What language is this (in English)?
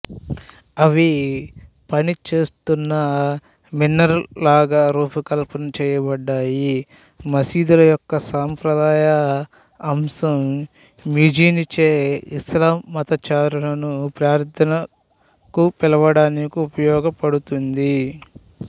Telugu